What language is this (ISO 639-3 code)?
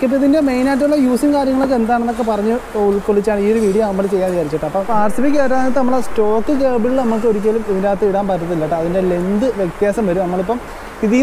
ind